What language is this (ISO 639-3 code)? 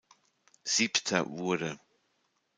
deu